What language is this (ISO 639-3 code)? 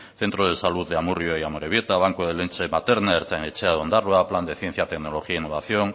spa